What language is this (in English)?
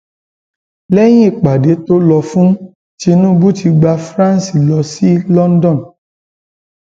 Yoruba